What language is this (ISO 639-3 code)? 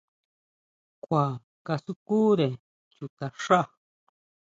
mau